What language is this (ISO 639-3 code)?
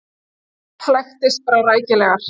isl